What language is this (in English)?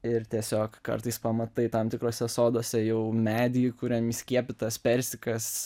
Lithuanian